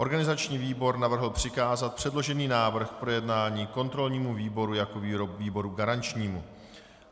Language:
Czech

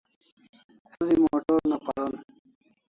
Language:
Kalasha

